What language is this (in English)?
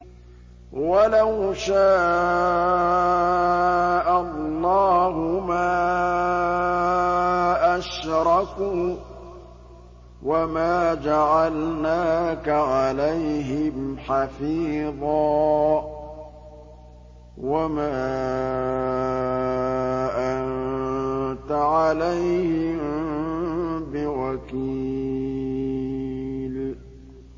Arabic